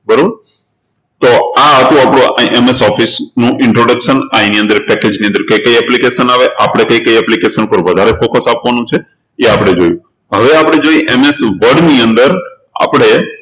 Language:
Gujarati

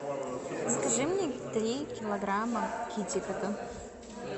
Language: Russian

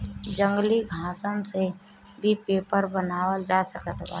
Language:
Bhojpuri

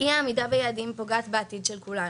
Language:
Hebrew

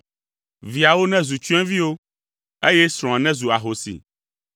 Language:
Ewe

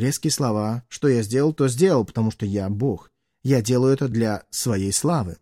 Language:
Russian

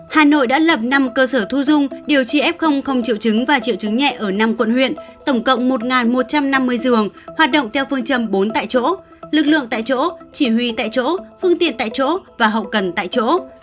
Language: Vietnamese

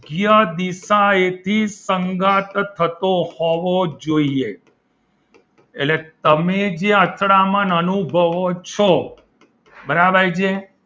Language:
Gujarati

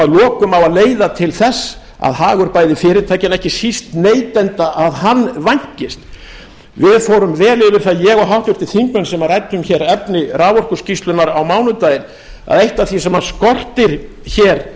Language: Icelandic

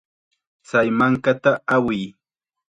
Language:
Chiquián Ancash Quechua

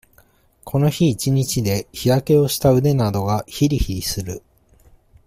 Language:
Japanese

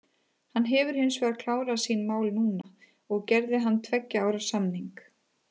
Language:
Icelandic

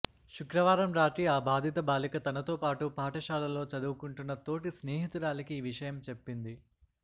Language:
Telugu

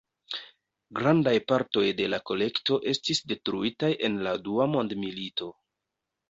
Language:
Esperanto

